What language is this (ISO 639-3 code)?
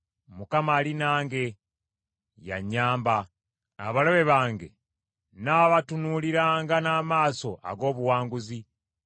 lug